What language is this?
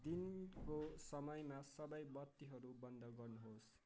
Nepali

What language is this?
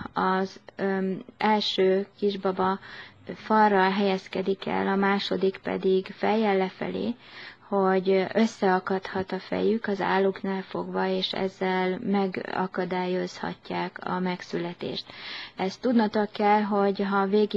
Hungarian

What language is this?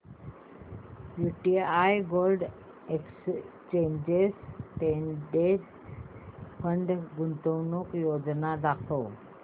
Marathi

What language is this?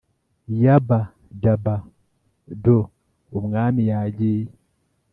Kinyarwanda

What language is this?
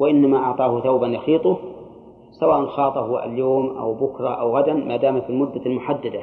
Arabic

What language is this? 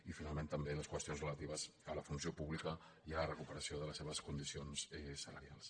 Catalan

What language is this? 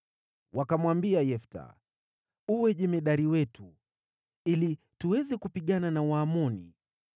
Swahili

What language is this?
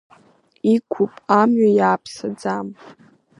Abkhazian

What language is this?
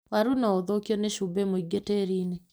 Kikuyu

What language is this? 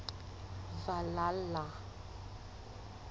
Southern Sotho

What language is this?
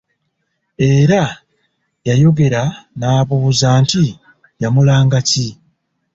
Ganda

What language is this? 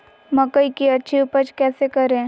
Magahi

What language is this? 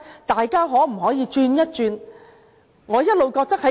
Cantonese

